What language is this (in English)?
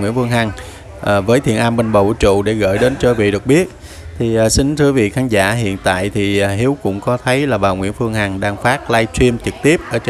Vietnamese